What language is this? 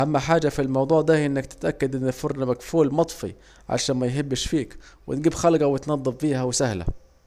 Saidi Arabic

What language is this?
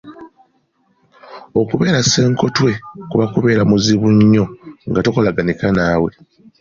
Ganda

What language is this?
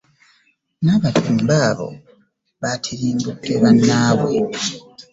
Ganda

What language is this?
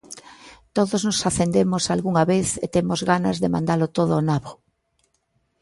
Galician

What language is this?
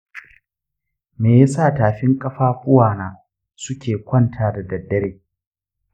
Hausa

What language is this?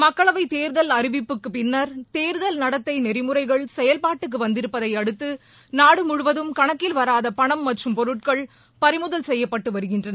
Tamil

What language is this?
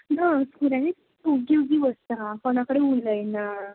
Konkani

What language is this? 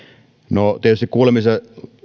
Finnish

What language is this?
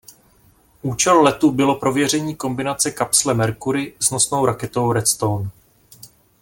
Czech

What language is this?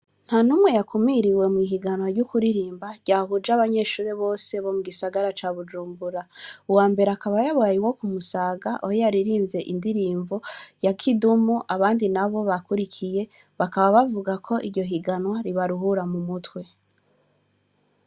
Rundi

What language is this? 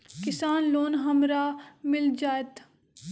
Magahi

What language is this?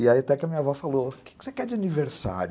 Portuguese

